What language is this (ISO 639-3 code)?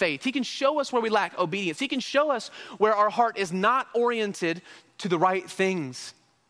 eng